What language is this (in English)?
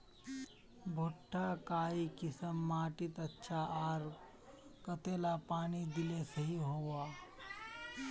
Magahi